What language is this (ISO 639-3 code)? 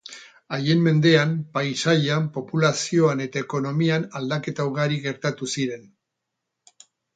eus